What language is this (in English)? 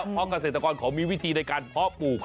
Thai